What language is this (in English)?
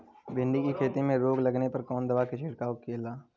Bhojpuri